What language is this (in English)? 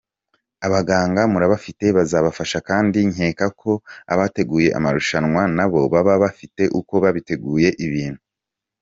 Kinyarwanda